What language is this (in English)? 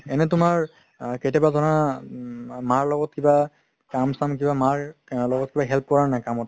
Assamese